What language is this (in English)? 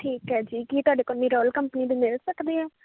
Punjabi